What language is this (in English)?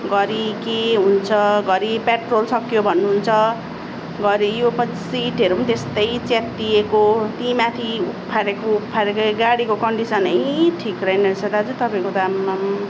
Nepali